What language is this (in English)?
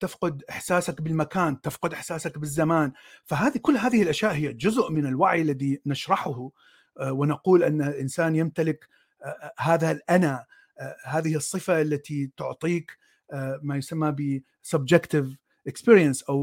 Arabic